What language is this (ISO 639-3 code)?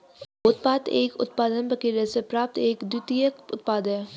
hin